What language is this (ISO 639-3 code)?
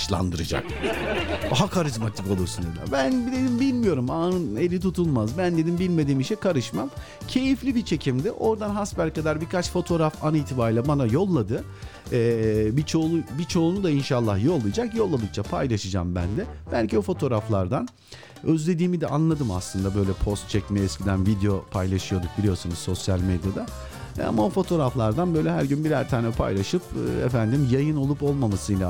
tur